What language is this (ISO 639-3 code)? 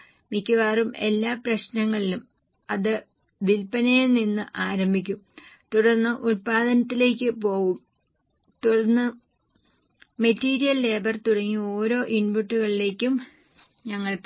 mal